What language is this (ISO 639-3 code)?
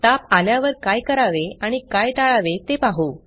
mar